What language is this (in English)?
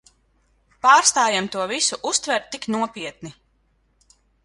Latvian